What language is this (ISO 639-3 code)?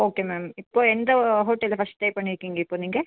tam